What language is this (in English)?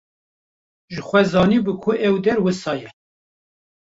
Kurdish